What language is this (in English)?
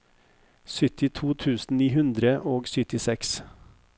Norwegian